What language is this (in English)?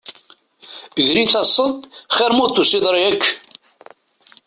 Kabyle